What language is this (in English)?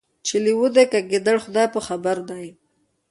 Pashto